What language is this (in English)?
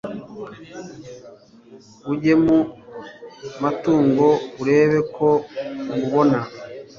Kinyarwanda